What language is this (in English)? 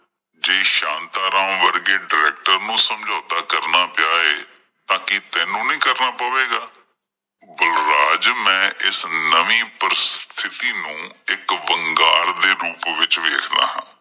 Punjabi